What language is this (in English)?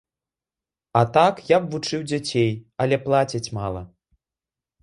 Belarusian